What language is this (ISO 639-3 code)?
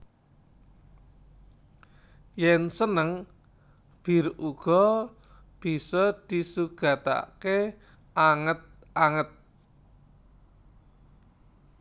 jav